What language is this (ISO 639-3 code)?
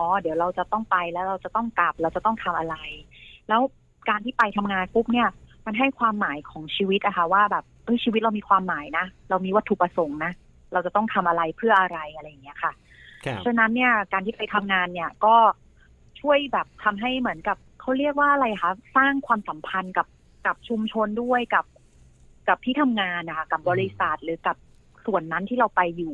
tha